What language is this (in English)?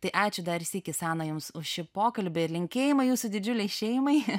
Lithuanian